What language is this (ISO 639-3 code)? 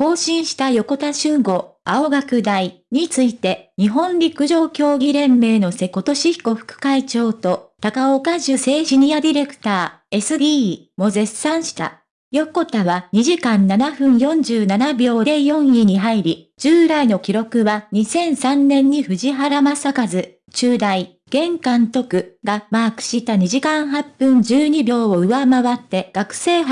jpn